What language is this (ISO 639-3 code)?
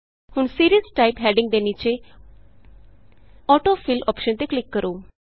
pan